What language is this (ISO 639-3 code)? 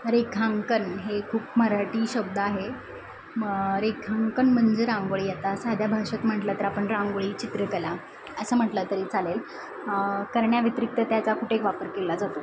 mar